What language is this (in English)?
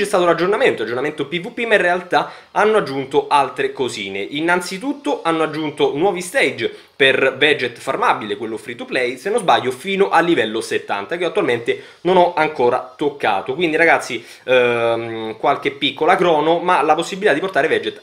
Italian